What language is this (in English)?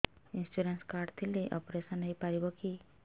Odia